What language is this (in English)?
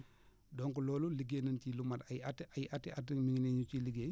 Wolof